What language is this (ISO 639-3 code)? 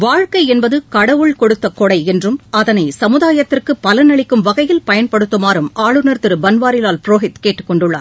tam